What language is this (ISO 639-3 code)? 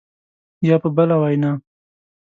pus